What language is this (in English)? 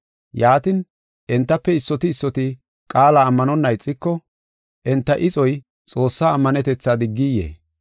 Gofa